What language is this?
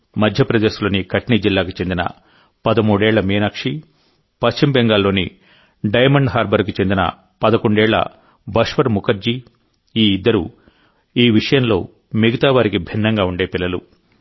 Telugu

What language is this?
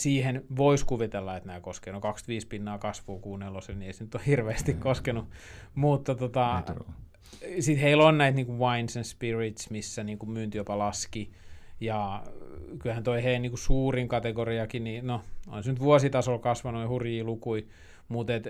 Finnish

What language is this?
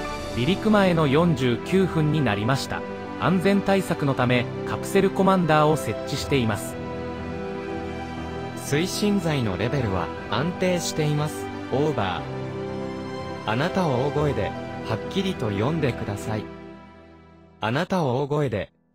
Japanese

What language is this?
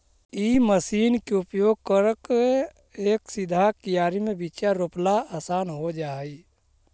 Magahi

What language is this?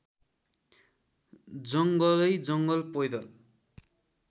Nepali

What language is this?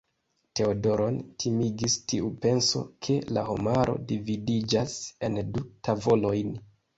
Esperanto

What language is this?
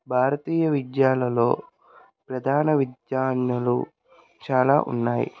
Telugu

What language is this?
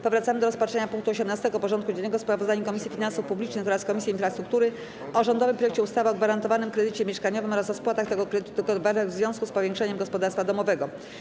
Polish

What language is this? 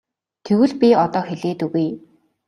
Mongolian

